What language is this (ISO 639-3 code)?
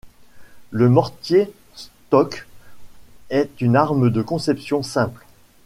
fra